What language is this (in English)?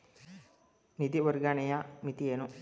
Kannada